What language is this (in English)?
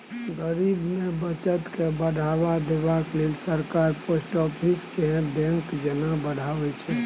Maithili